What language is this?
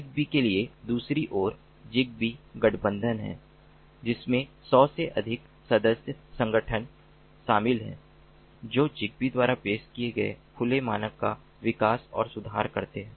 Hindi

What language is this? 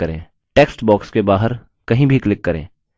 Hindi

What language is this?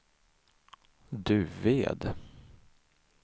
Swedish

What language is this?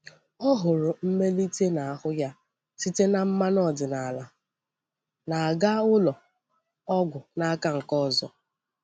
Igbo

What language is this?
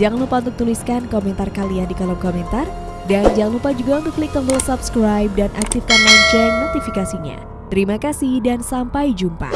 Indonesian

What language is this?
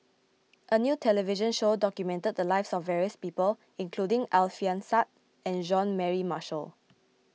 English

